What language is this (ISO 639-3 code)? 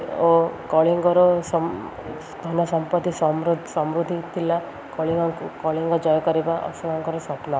ori